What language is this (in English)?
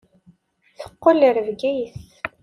Kabyle